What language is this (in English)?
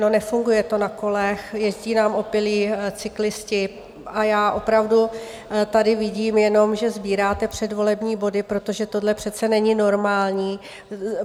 Czech